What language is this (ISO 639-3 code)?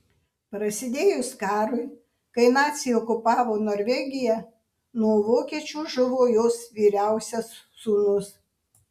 lit